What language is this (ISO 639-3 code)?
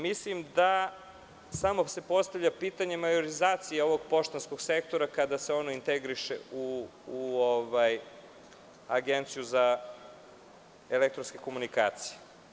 srp